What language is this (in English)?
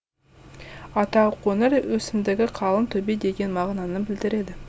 Kazakh